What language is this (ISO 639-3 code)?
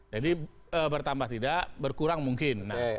ind